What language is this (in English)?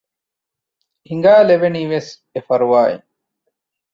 Divehi